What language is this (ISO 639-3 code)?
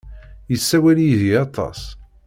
kab